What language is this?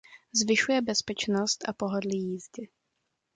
Czech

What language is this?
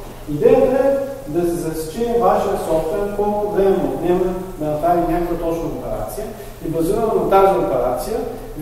Bulgarian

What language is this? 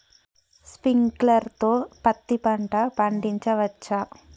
Telugu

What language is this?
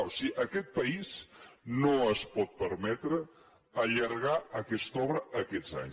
Catalan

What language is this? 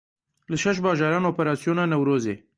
Kurdish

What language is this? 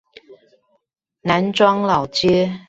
Chinese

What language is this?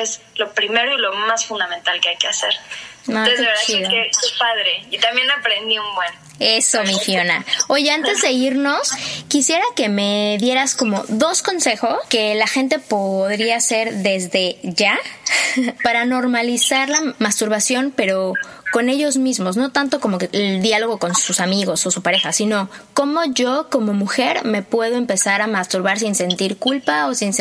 Spanish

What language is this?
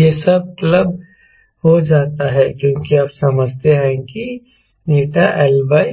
Hindi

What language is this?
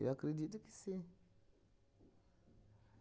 Portuguese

